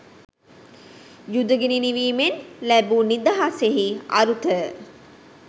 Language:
Sinhala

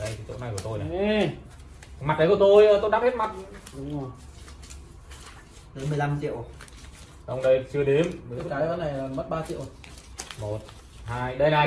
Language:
Vietnamese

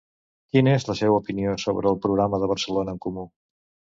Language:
Catalan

